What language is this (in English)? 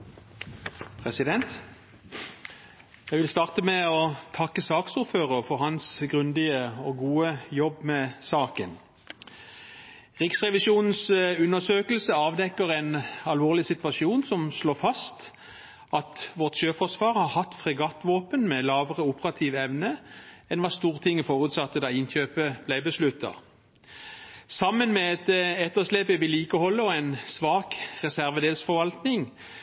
Norwegian